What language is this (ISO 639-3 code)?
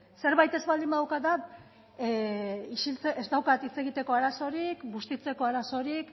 eus